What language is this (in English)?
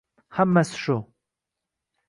Uzbek